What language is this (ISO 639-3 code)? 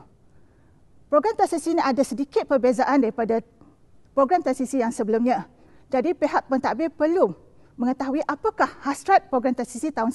msa